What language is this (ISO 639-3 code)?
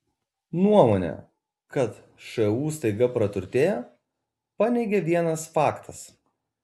lit